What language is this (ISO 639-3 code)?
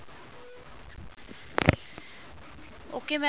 pan